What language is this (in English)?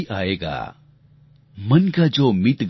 Gujarati